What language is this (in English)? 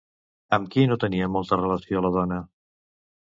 Catalan